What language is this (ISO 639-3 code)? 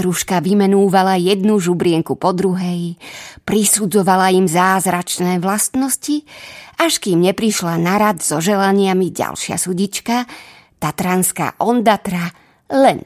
slk